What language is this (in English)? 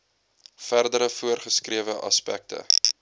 Afrikaans